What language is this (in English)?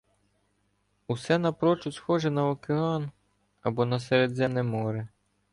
Ukrainian